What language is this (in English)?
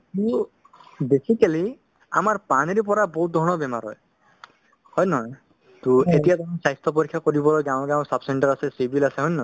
Assamese